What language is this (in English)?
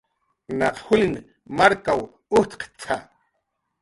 Jaqaru